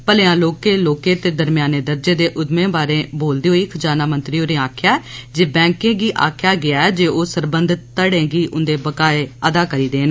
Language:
Dogri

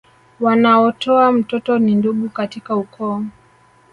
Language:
Swahili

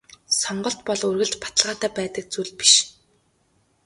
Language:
Mongolian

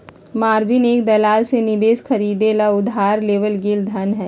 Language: Magahi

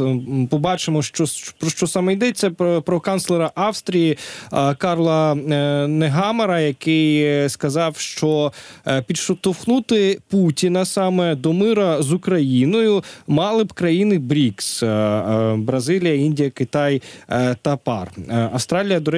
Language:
Ukrainian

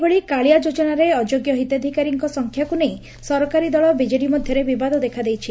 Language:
Odia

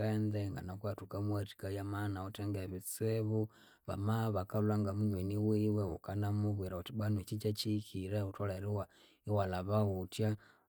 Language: Konzo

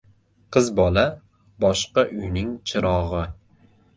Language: Uzbek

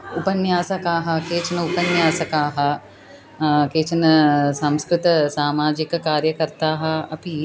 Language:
Sanskrit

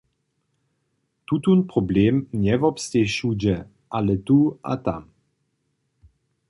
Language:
Upper Sorbian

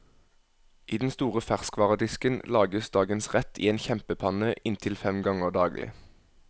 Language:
Norwegian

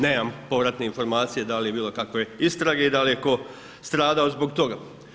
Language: Croatian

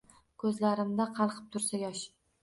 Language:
Uzbek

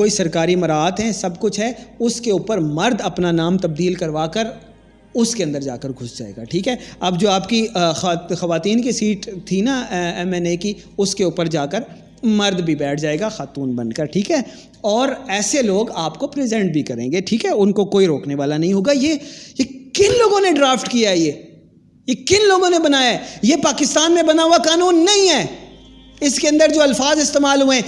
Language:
Urdu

